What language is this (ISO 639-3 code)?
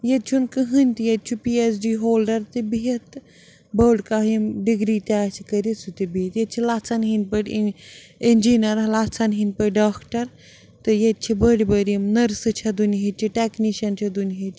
kas